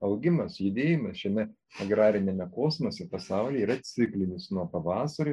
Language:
Lithuanian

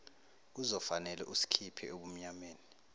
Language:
Zulu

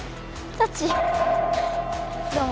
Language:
Japanese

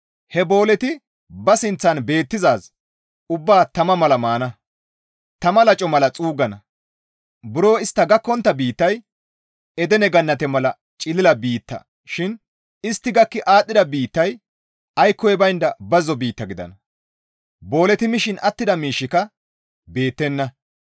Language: Gamo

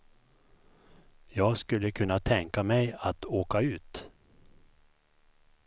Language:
Swedish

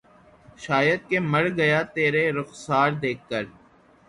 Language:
Urdu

